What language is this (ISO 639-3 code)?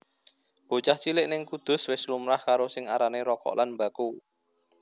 jav